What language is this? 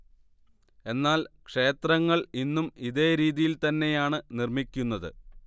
Malayalam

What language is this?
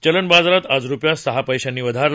Marathi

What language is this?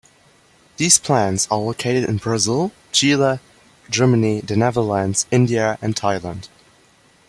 English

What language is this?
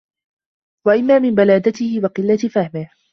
Arabic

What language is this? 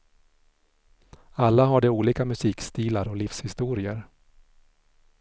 Swedish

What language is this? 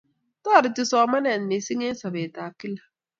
Kalenjin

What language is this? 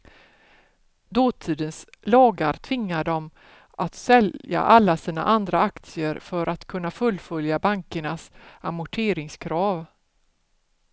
Swedish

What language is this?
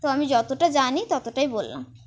Bangla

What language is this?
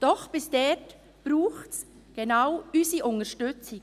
Swiss German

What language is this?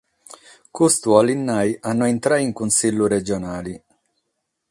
Sardinian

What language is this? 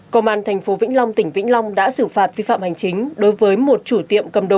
Vietnamese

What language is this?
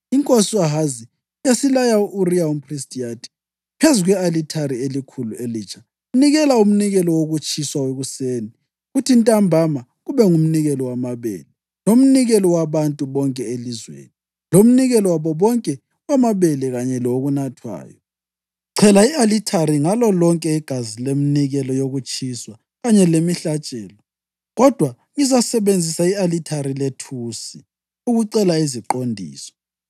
North Ndebele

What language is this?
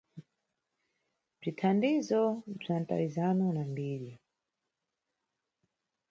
Nyungwe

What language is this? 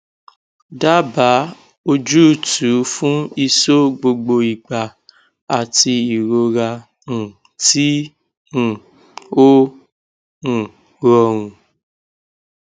Yoruba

